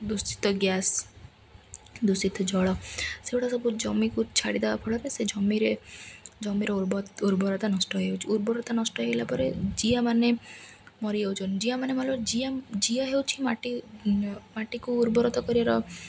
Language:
Odia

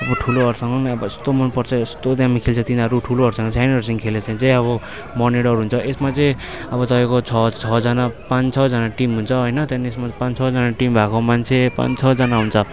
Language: Nepali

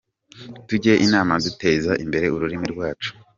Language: Kinyarwanda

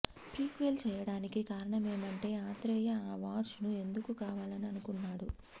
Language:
Telugu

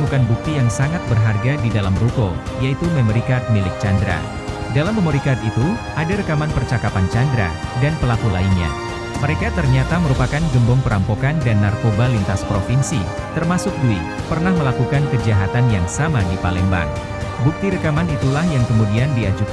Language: Indonesian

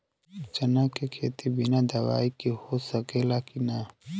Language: Bhojpuri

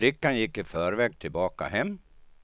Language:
Swedish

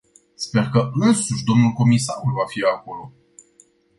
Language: Romanian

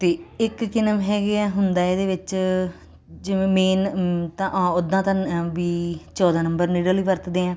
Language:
Punjabi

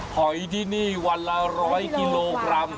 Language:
Thai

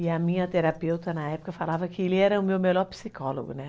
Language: Portuguese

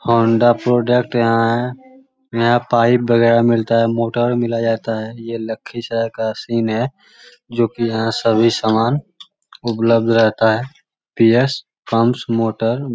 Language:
Magahi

